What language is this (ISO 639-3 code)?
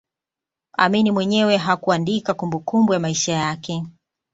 swa